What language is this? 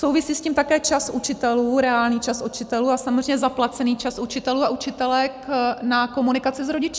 Czech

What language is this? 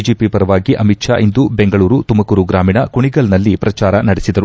Kannada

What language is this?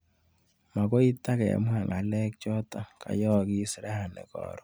Kalenjin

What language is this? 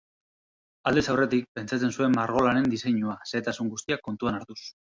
Basque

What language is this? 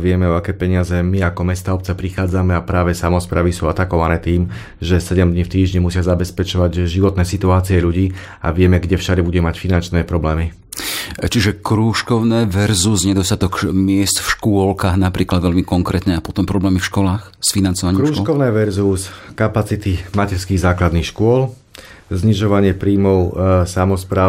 Slovak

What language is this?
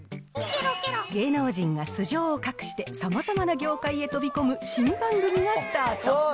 Japanese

